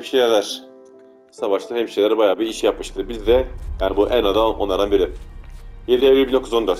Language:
Turkish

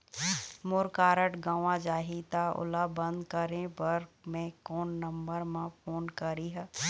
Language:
Chhattisgarhi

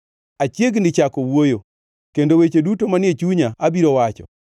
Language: Luo (Kenya and Tanzania)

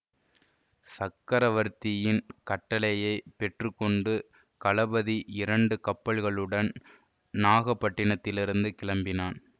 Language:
Tamil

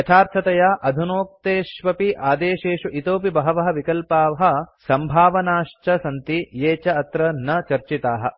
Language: Sanskrit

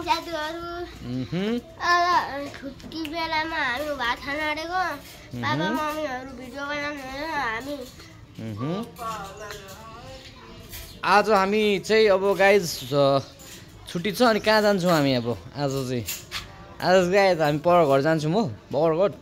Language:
Indonesian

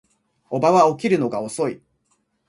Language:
Japanese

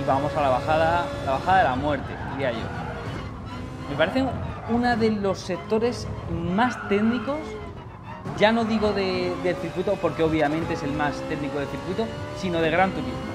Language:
Spanish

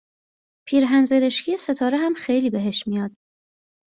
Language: Persian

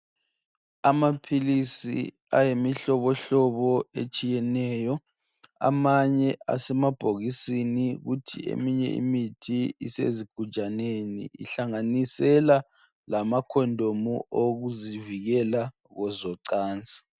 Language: North Ndebele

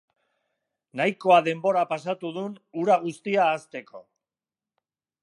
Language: Basque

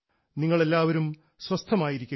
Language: Malayalam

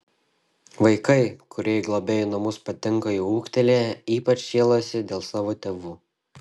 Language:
Lithuanian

